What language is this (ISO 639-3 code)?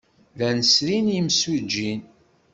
kab